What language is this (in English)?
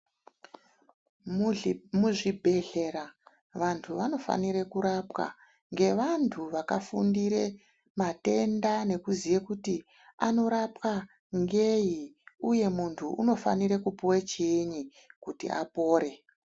Ndau